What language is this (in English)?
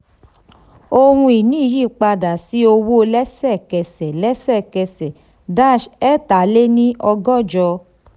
Yoruba